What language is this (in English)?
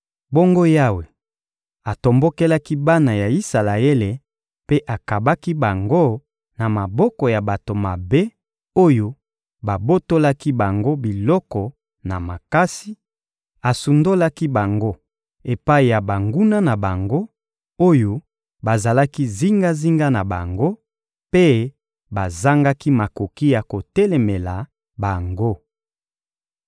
Lingala